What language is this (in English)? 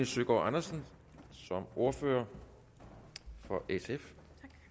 Danish